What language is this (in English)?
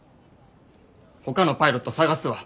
Japanese